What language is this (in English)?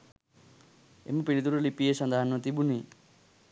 Sinhala